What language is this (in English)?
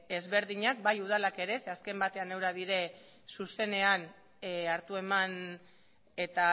Basque